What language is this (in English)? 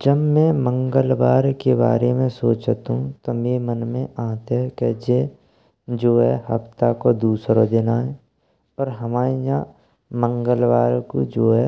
Braj